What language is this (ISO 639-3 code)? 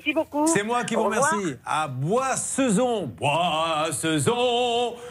fra